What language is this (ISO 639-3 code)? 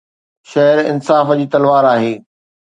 snd